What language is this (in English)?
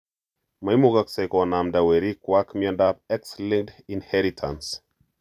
Kalenjin